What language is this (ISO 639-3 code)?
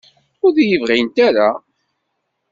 kab